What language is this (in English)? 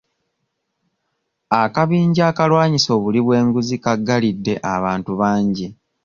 Ganda